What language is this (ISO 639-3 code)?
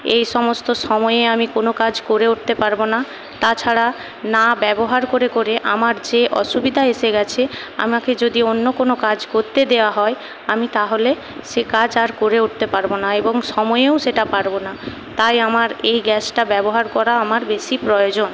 ben